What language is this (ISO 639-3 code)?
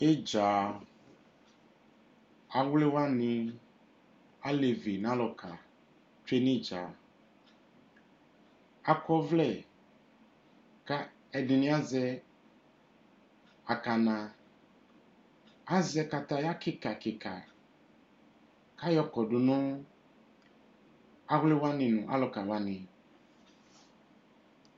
kpo